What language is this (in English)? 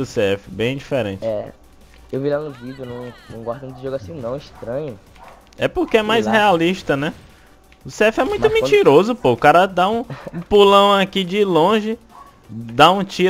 Portuguese